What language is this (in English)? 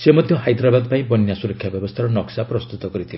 Odia